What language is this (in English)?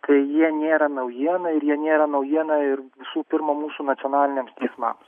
Lithuanian